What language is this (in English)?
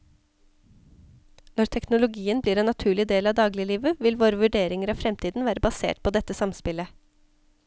Norwegian